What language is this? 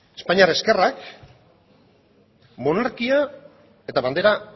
Basque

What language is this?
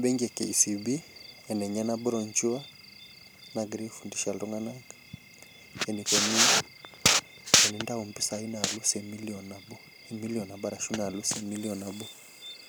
Masai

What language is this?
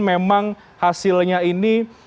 Indonesian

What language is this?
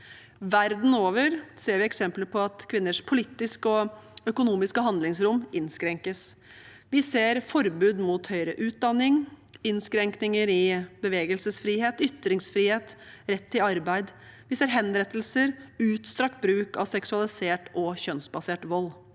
Norwegian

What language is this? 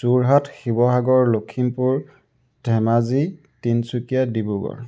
Assamese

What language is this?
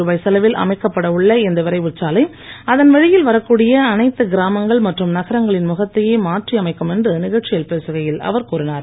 Tamil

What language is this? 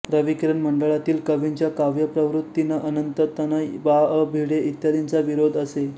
Marathi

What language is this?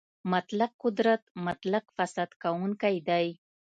Pashto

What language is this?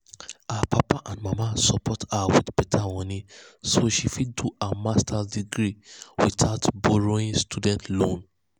Nigerian Pidgin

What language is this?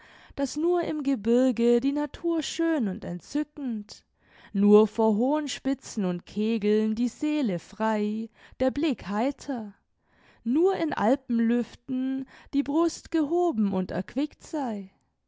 German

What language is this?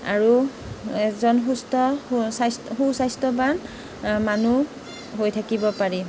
Assamese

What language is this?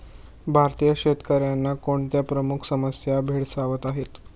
Marathi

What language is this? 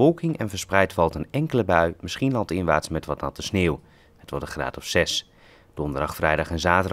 Dutch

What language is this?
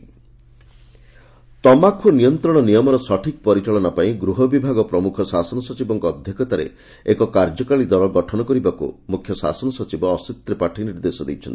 Odia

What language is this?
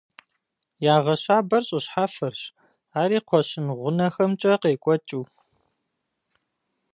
Kabardian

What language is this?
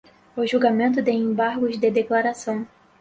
Portuguese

